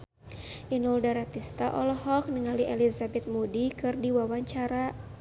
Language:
Sundanese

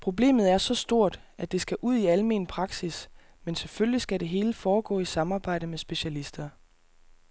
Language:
Danish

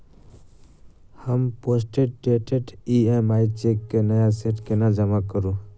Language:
Maithili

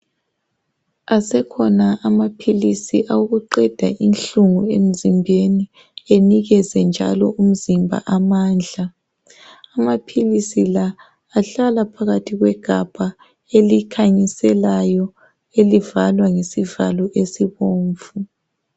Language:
North Ndebele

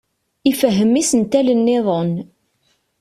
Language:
Kabyle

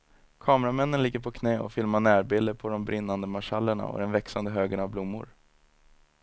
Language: Swedish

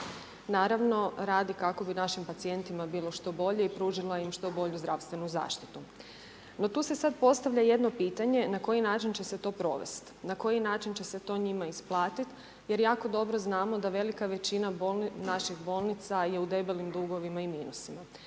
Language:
Croatian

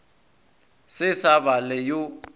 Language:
Northern Sotho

